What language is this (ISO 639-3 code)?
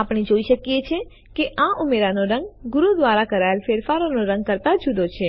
guj